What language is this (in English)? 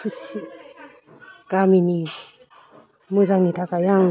Bodo